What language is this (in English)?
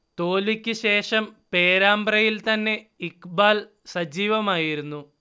Malayalam